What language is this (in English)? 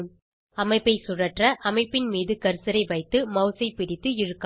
Tamil